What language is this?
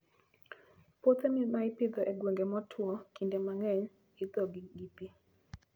Luo (Kenya and Tanzania)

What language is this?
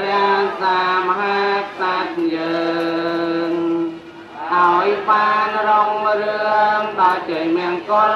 Thai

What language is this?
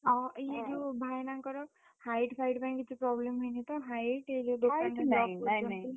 Odia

